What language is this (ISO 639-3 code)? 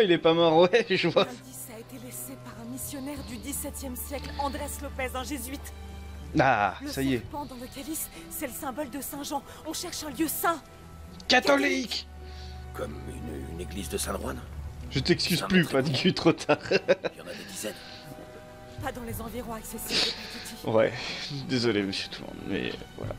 fra